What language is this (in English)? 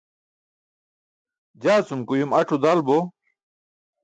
Burushaski